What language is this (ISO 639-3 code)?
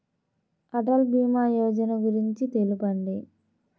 tel